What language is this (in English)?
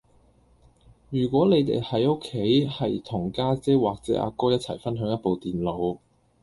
Cantonese